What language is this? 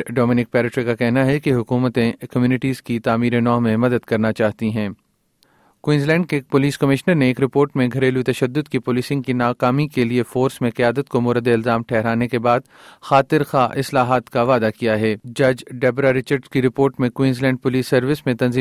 Urdu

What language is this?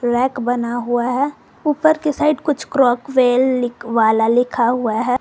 Hindi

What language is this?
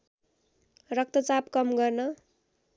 Nepali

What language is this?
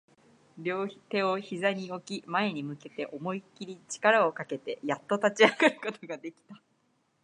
Japanese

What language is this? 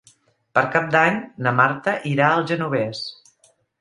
Catalan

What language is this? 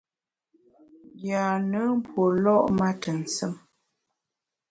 Bamun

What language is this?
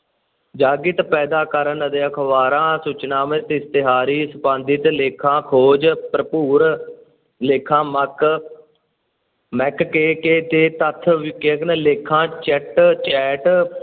Punjabi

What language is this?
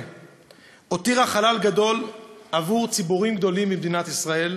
Hebrew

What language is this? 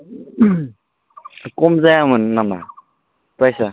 Bodo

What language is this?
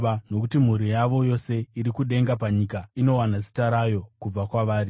Shona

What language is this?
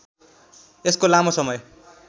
Nepali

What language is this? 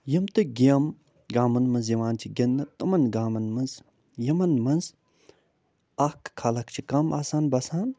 Kashmiri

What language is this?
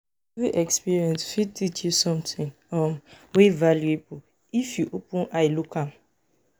Nigerian Pidgin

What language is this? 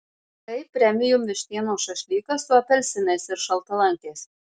Lithuanian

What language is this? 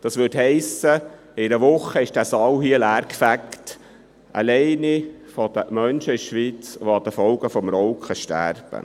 Swiss German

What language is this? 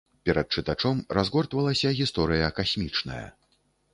Belarusian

